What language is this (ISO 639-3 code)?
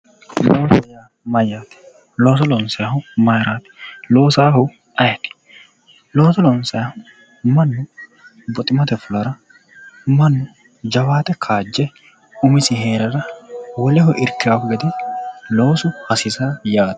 sid